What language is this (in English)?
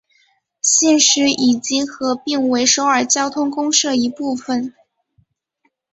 Chinese